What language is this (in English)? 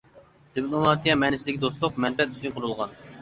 Uyghur